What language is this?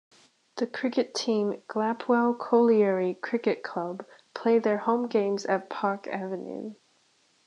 English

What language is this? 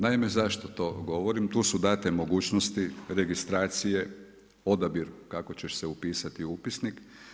Croatian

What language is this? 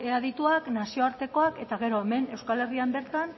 Basque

